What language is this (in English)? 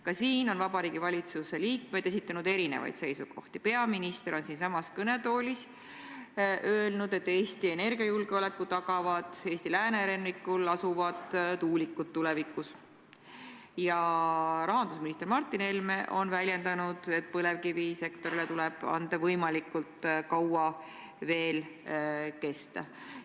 Estonian